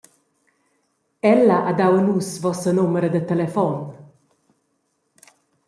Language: Romansh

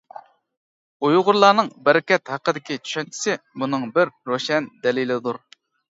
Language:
Uyghur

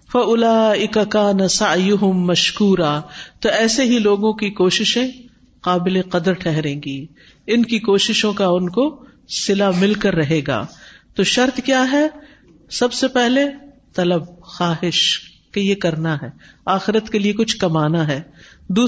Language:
Urdu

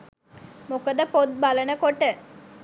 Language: Sinhala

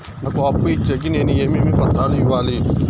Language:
Telugu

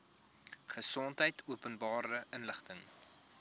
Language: Afrikaans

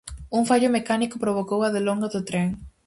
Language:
Galician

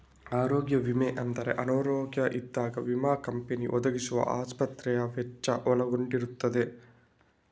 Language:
Kannada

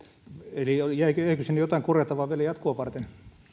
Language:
Finnish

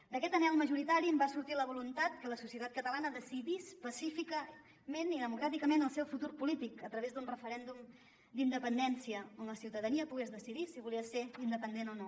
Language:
Catalan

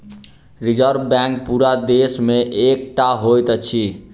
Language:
Maithili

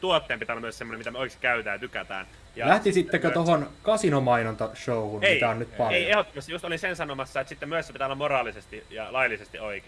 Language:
Finnish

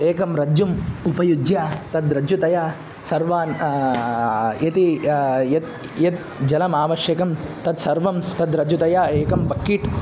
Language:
Sanskrit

